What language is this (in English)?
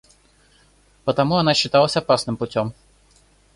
Russian